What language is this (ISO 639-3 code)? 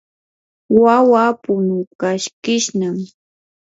qur